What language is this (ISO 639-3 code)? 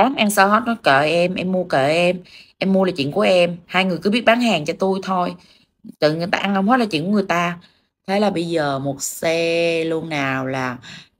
vie